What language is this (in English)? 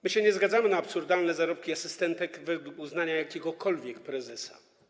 Polish